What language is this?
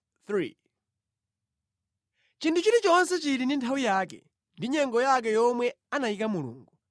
Nyanja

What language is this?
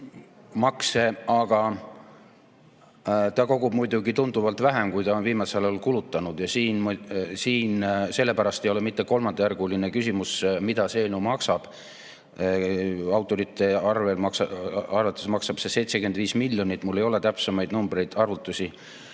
Estonian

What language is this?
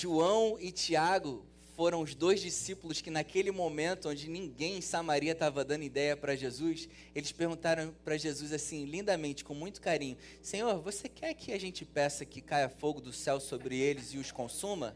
Portuguese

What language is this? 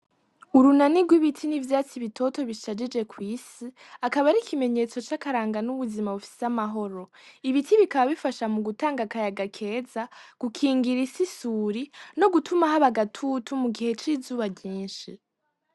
Rundi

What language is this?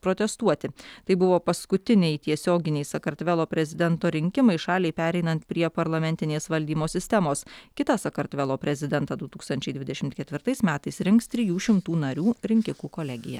Lithuanian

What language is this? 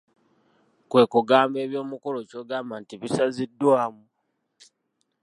Ganda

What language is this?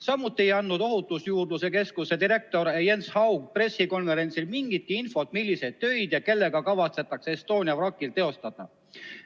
Estonian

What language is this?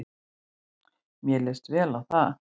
Icelandic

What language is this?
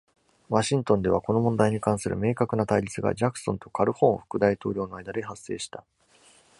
Japanese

